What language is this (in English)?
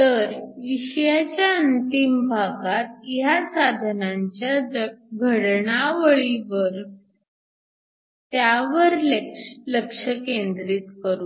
Marathi